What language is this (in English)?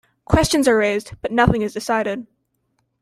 English